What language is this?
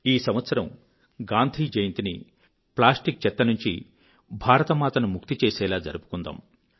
Telugu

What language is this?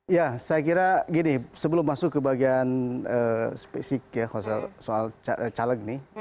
Indonesian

